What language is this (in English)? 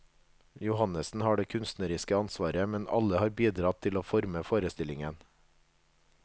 Norwegian